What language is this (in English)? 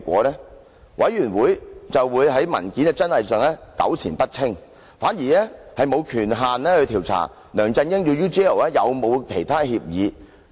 Cantonese